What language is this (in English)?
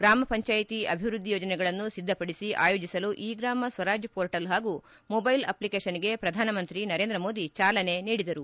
Kannada